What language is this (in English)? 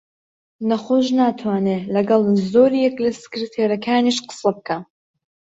Central Kurdish